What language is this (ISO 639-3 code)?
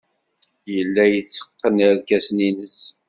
kab